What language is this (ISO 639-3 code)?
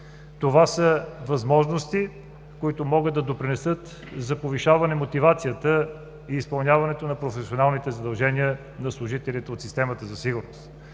bul